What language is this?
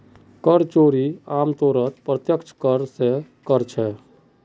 Magahi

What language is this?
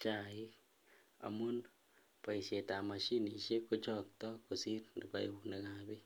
Kalenjin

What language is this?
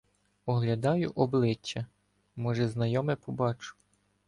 Ukrainian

